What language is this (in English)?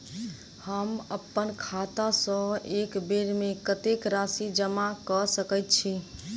Maithili